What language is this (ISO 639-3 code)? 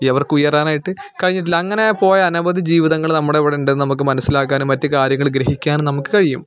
mal